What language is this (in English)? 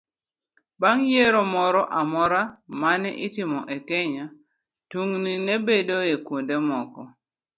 Luo (Kenya and Tanzania)